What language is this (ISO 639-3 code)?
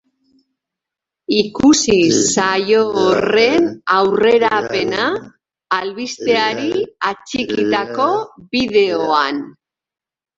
eus